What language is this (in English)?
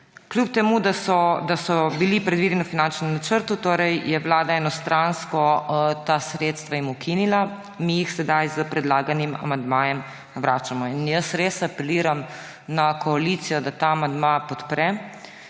Slovenian